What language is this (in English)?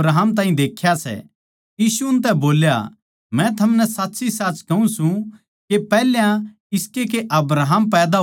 Haryanvi